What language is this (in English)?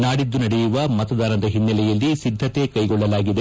Kannada